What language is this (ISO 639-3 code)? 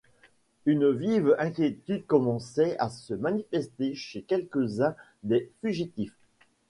fra